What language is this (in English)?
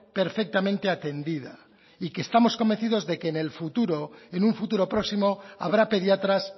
Spanish